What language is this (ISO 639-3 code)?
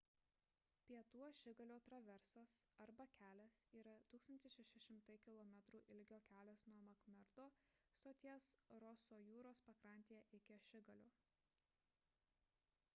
lit